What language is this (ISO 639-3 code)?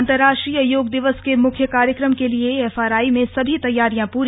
hin